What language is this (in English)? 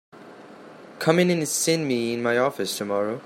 English